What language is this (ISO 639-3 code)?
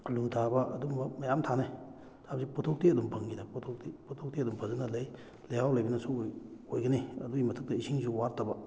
mni